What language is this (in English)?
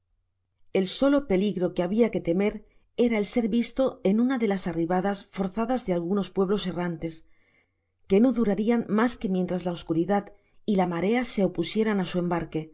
Spanish